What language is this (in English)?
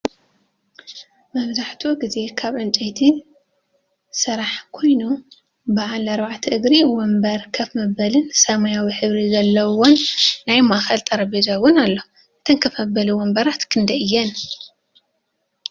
Tigrinya